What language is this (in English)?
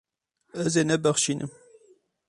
Kurdish